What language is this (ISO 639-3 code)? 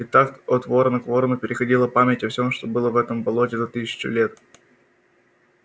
rus